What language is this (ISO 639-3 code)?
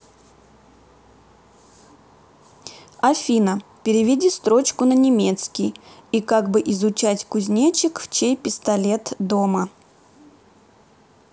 rus